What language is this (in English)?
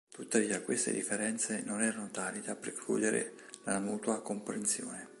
Italian